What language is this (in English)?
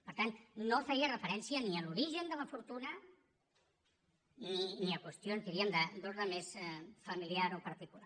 Catalan